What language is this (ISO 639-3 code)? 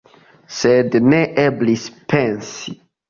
epo